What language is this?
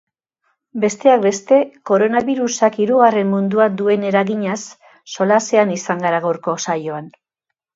Basque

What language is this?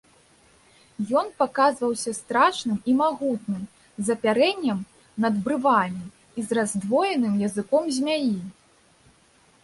Belarusian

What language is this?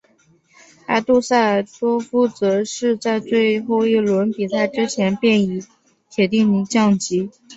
Chinese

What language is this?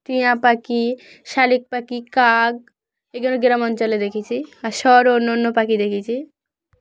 Bangla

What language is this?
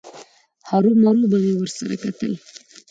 Pashto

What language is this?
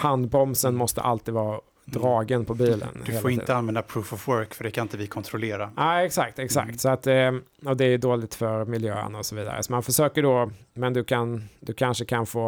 Swedish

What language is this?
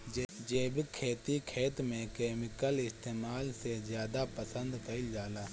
Bhojpuri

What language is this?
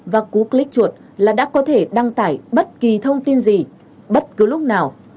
Vietnamese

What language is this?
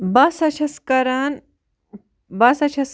Kashmiri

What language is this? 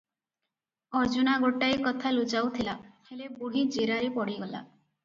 Odia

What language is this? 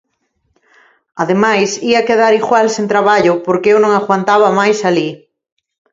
Galician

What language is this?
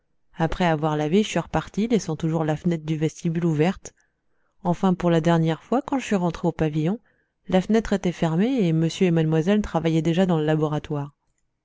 French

